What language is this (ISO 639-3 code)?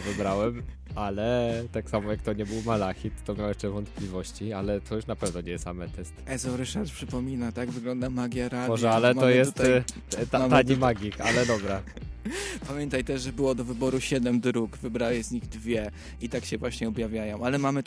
pol